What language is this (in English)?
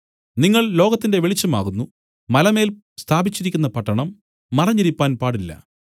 Malayalam